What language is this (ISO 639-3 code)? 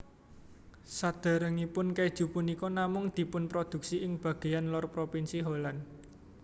jav